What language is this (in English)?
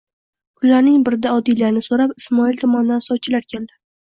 Uzbek